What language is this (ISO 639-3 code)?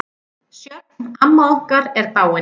isl